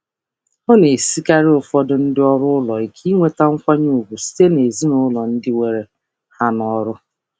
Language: Igbo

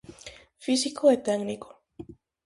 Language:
Galician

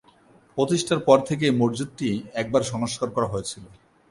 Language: Bangla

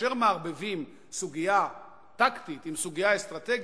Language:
Hebrew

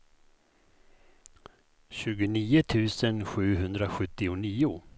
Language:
Swedish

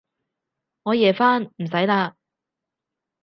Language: Cantonese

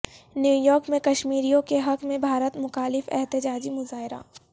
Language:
Urdu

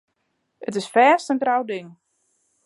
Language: Western Frisian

